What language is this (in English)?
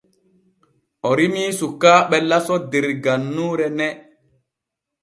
Borgu Fulfulde